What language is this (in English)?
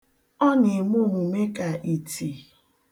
Igbo